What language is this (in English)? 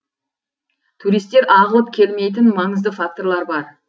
Kazakh